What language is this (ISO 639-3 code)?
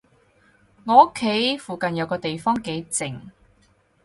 yue